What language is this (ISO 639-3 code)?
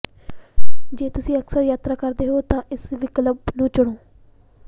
pan